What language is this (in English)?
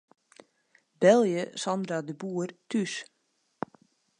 Western Frisian